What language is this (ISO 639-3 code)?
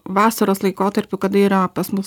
lit